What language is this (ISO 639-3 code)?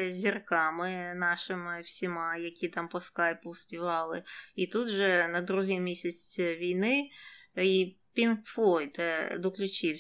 ukr